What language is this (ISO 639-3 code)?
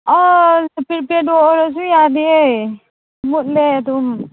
mni